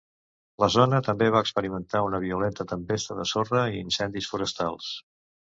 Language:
Catalan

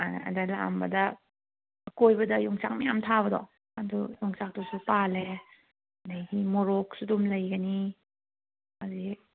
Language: Manipuri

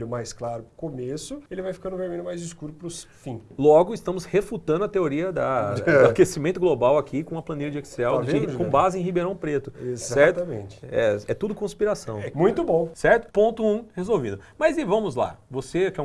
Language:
Portuguese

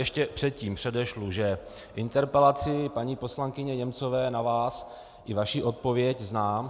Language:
Czech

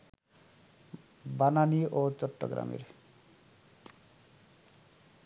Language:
Bangla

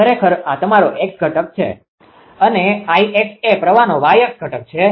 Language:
Gujarati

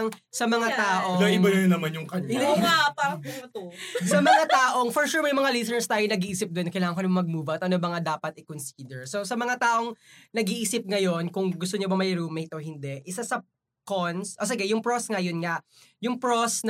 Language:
Filipino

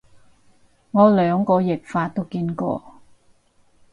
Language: Cantonese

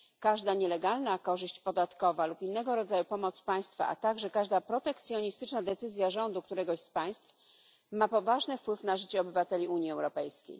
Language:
Polish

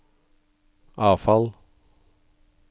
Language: Norwegian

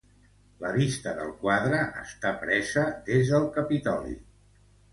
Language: Catalan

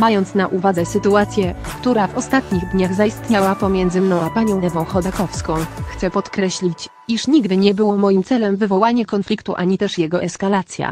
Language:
Polish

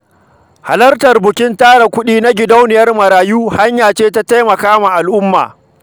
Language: Hausa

